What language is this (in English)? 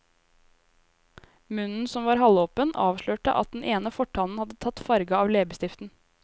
Norwegian